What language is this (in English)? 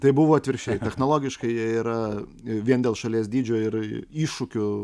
Lithuanian